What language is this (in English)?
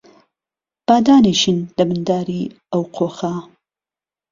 Central Kurdish